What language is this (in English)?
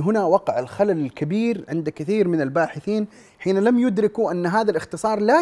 Arabic